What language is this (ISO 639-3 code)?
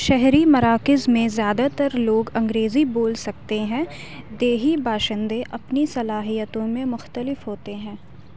urd